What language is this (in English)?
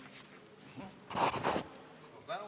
Estonian